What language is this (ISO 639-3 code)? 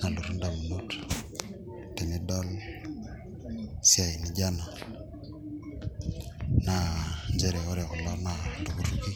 mas